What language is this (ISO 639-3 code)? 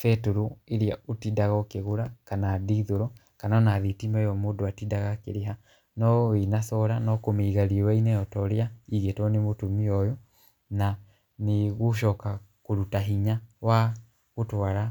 kik